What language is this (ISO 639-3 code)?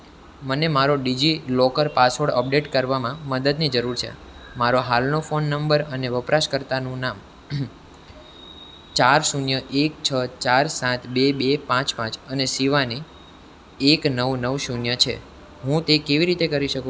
guj